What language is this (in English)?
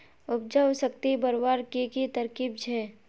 Magahi